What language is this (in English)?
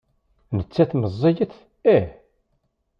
Kabyle